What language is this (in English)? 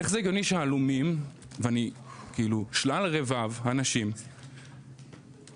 Hebrew